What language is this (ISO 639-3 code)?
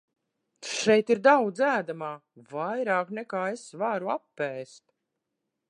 lav